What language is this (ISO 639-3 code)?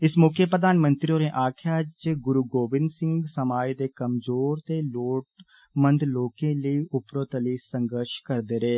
doi